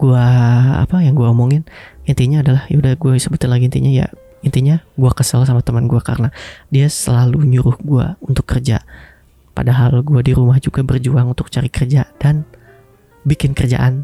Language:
Indonesian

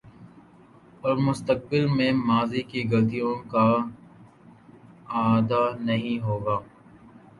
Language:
Urdu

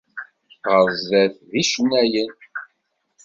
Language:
Kabyle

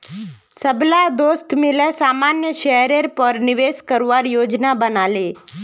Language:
Magahi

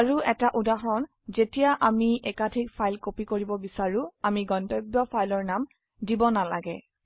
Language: Assamese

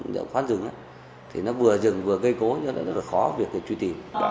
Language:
Vietnamese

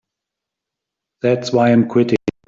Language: English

